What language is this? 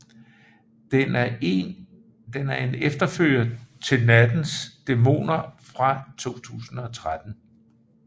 Danish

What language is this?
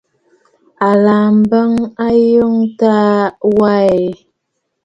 Bafut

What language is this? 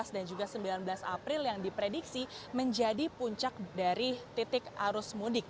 Indonesian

